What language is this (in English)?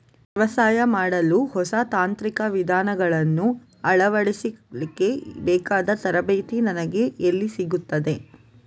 Kannada